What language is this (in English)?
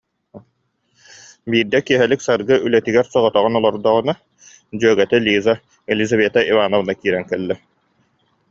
Yakut